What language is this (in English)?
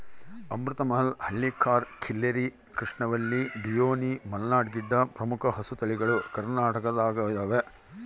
Kannada